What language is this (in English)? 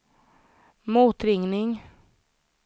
Swedish